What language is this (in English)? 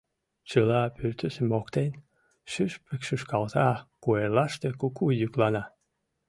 Mari